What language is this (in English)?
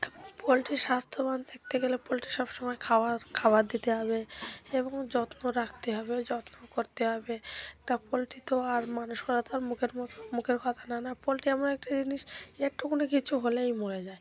Bangla